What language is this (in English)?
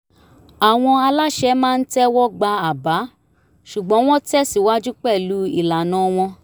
Yoruba